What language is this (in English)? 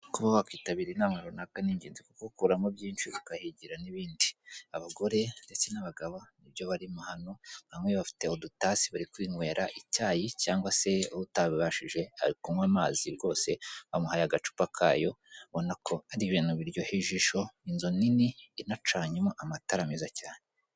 Kinyarwanda